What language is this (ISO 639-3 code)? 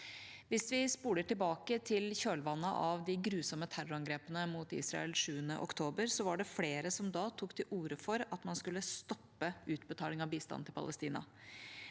nor